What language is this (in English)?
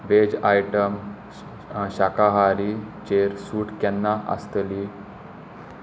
Konkani